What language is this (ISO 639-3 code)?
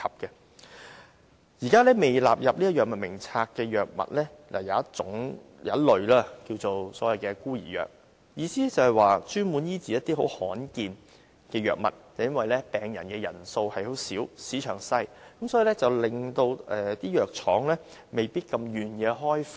yue